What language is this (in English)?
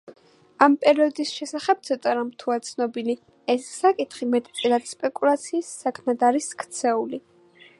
Georgian